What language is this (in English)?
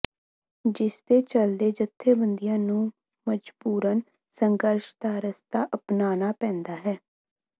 Punjabi